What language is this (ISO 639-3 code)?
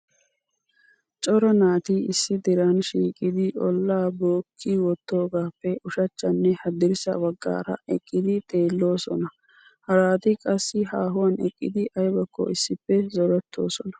wal